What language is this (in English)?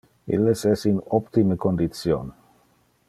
Interlingua